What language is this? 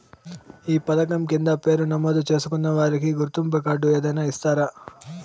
Telugu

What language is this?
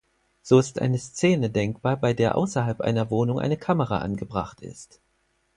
German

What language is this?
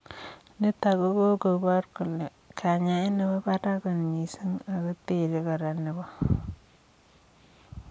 Kalenjin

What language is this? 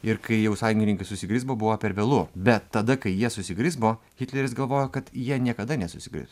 Lithuanian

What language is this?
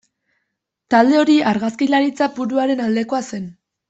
Basque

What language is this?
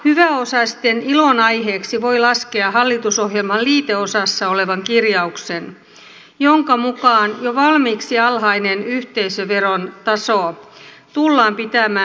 Finnish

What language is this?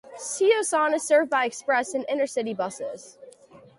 English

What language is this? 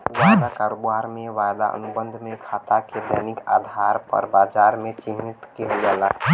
Bhojpuri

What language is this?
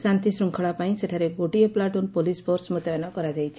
Odia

